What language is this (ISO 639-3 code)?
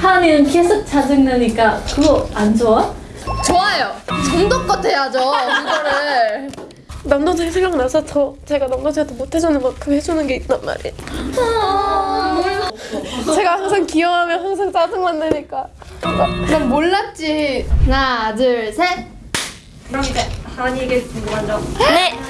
kor